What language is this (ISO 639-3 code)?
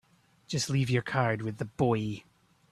eng